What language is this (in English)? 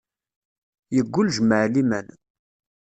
Kabyle